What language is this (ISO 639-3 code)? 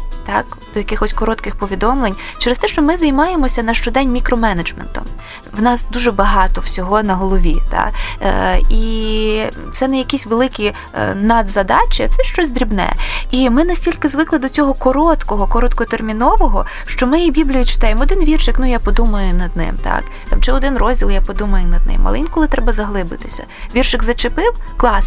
ukr